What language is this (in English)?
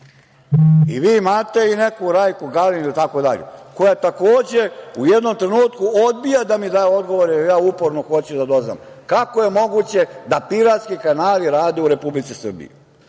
Serbian